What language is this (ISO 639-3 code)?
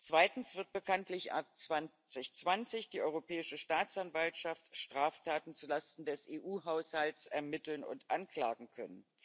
deu